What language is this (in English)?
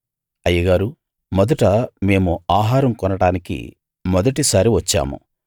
Telugu